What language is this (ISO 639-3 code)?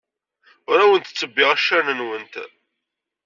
kab